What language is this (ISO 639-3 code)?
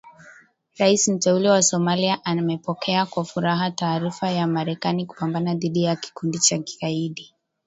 swa